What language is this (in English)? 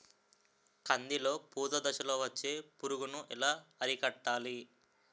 Telugu